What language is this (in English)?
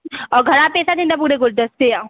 Sindhi